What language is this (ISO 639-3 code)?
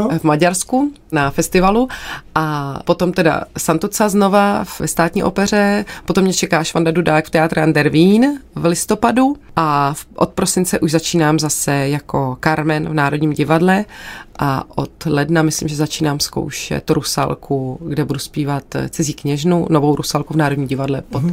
ces